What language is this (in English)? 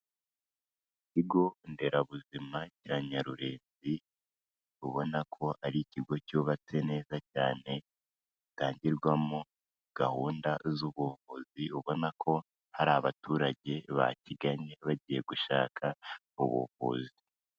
Kinyarwanda